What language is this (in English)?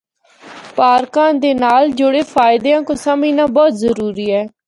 Northern Hindko